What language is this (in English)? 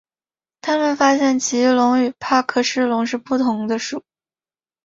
Chinese